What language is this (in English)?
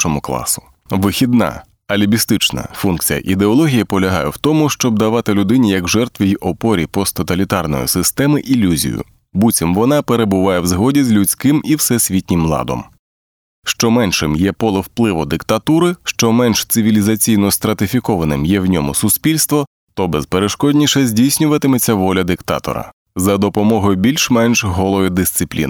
Ukrainian